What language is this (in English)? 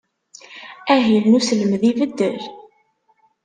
Kabyle